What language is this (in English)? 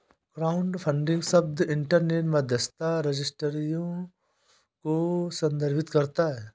Hindi